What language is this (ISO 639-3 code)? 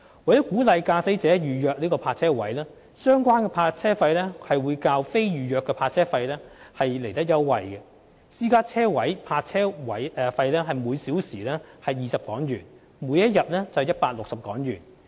yue